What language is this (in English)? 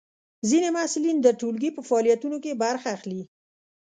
Pashto